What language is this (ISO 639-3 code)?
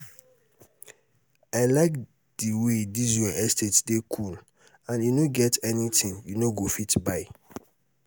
pcm